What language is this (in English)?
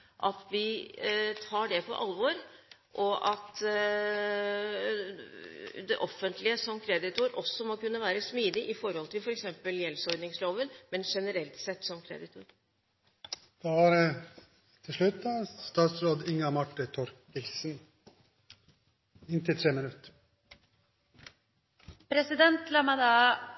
Norwegian Bokmål